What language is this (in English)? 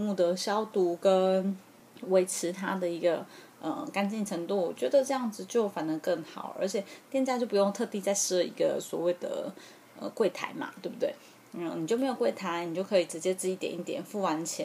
Chinese